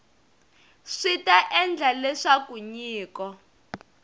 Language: Tsonga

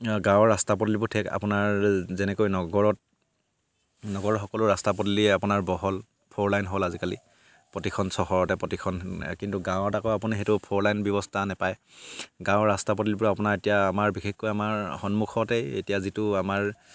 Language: Assamese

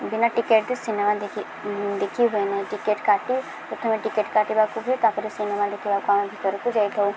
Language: Odia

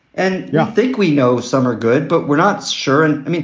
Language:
English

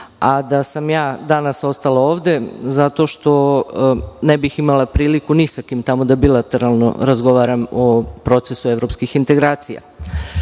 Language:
Serbian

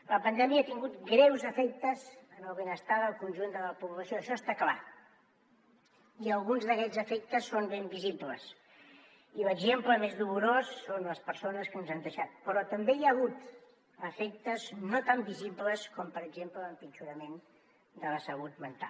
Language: Catalan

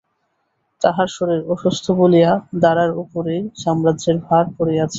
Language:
Bangla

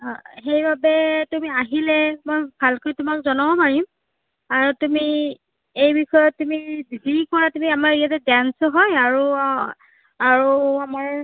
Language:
Assamese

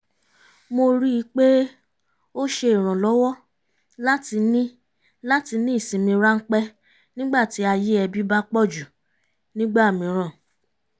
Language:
Yoruba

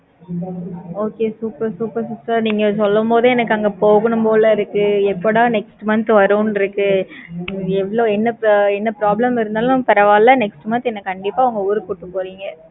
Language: Tamil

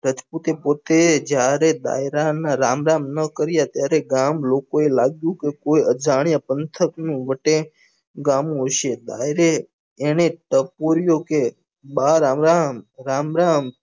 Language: Gujarati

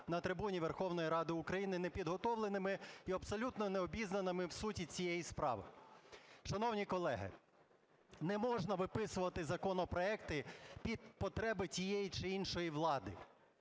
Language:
Ukrainian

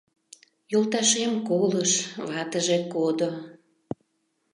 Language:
Mari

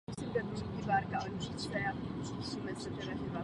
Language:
Czech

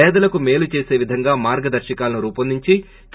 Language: Telugu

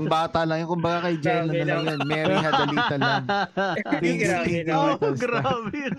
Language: Filipino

